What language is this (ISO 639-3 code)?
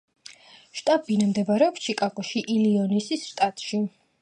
kat